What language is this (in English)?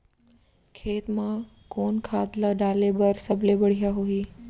Chhattisgarhi